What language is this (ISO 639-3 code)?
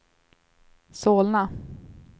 swe